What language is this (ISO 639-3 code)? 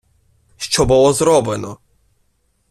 ukr